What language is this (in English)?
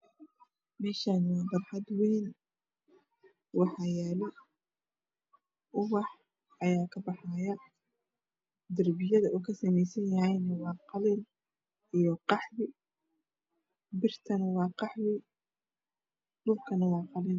Somali